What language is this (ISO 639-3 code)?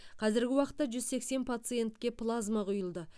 kaz